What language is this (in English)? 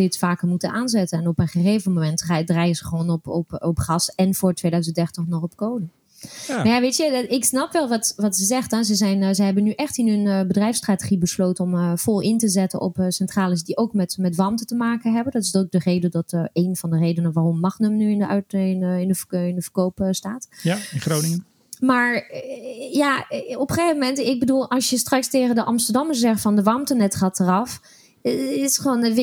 Dutch